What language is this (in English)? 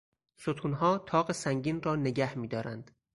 Persian